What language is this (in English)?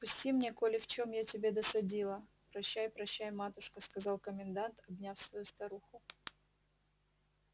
Russian